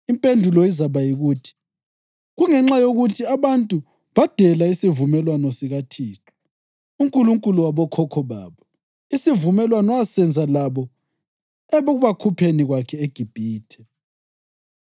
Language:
North Ndebele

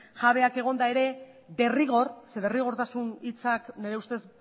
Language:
Basque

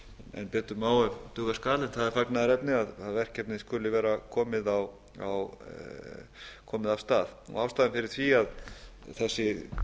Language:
Icelandic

